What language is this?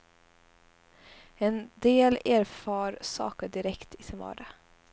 Swedish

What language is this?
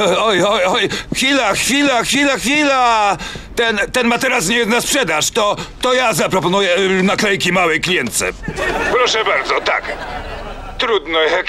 Polish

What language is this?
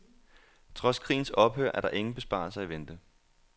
Danish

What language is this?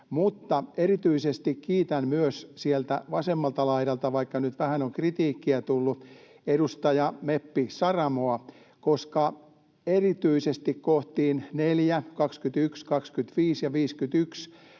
Finnish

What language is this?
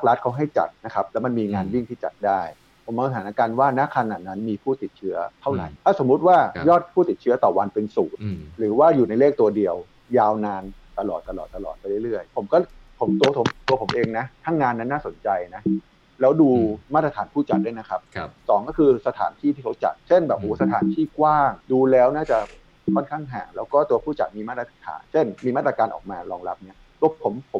Thai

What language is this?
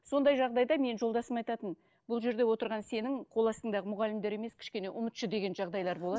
Kazakh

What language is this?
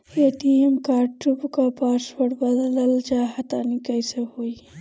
Bhojpuri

